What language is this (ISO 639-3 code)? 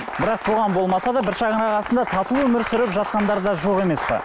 kaz